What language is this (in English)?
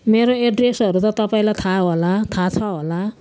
Nepali